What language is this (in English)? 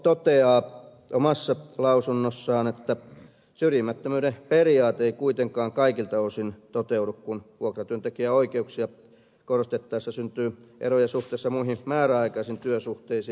Finnish